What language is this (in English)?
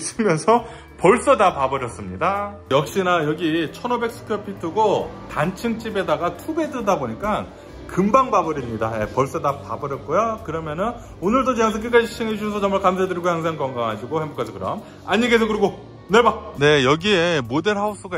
Korean